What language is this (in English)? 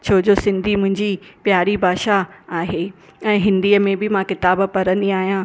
Sindhi